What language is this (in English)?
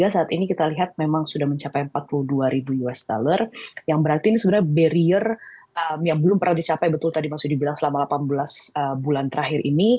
Indonesian